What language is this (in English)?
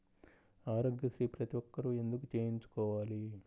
Telugu